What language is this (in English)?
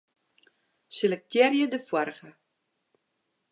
Western Frisian